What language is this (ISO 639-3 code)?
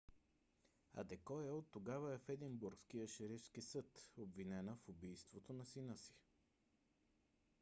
bul